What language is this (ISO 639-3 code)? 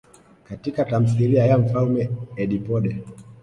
swa